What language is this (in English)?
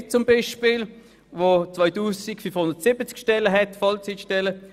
Swiss German